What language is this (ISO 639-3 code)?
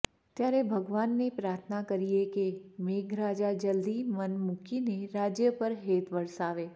guj